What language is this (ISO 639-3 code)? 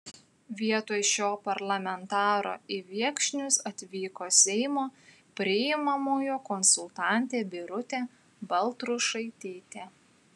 lit